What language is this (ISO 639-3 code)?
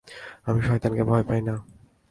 ben